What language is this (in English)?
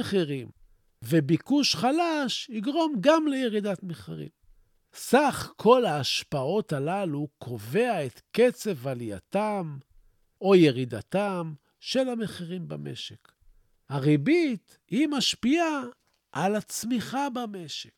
Hebrew